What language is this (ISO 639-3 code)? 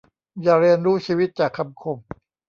tha